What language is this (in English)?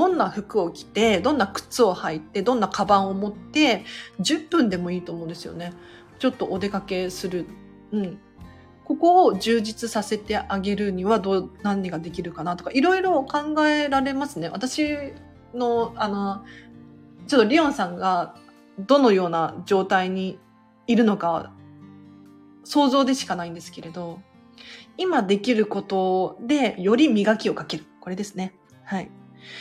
Japanese